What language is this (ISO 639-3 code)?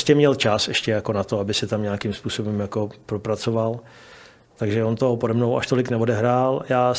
ces